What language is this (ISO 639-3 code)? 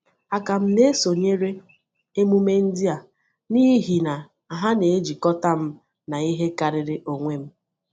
ibo